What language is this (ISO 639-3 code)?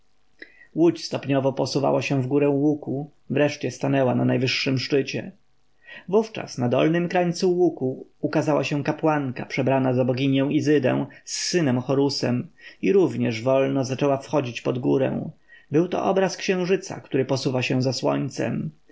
pol